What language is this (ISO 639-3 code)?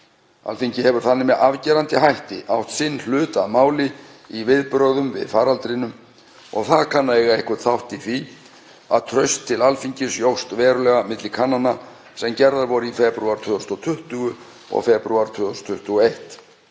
isl